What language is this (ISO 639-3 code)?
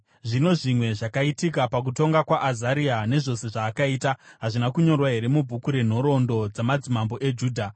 sna